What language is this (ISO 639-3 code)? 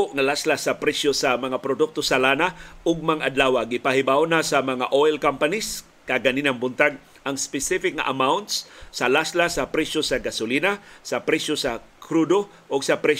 fil